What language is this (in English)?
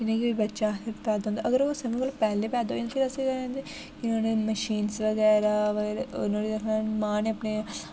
Dogri